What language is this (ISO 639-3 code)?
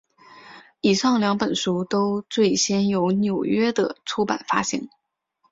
zho